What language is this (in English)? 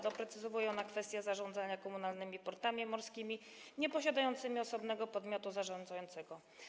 Polish